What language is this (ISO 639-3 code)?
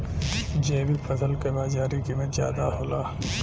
bho